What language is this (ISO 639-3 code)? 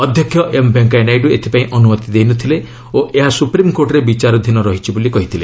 ori